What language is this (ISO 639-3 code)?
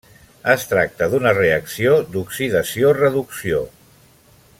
cat